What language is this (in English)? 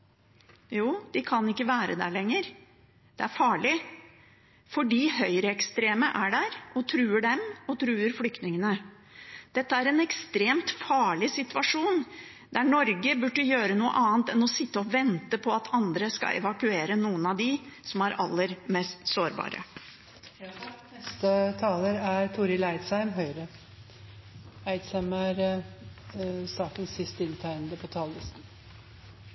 Norwegian